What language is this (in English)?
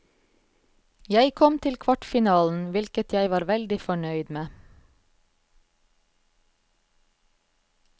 Norwegian